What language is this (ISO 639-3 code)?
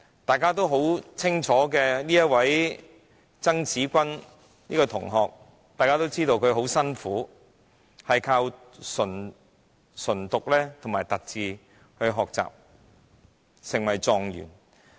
yue